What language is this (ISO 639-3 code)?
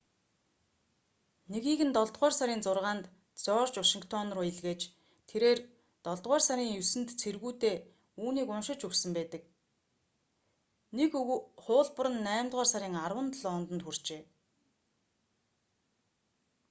mon